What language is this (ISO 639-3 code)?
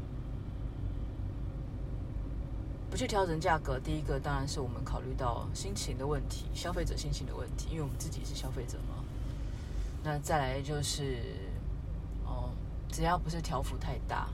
zho